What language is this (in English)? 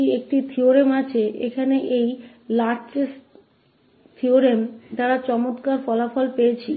Hindi